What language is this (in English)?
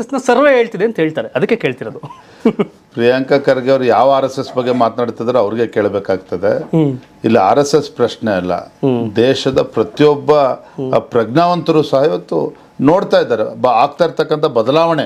Kannada